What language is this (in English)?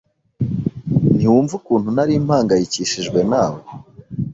Kinyarwanda